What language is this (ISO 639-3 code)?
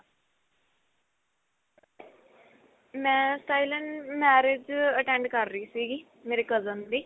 pan